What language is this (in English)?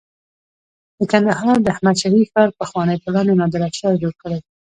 Pashto